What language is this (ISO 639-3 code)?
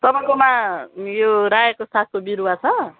nep